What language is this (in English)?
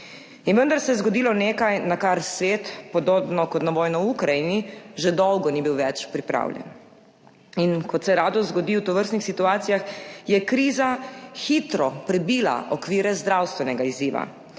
Slovenian